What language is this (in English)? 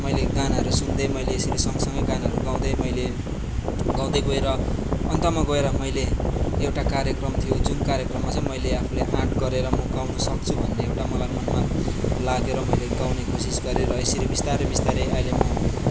Nepali